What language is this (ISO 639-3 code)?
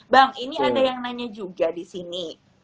ind